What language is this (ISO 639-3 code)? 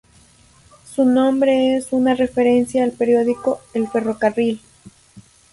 spa